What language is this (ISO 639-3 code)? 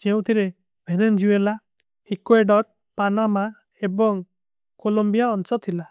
uki